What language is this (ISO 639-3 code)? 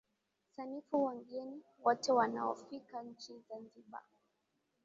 swa